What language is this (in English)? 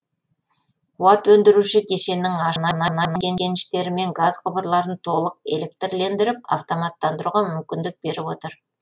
Kazakh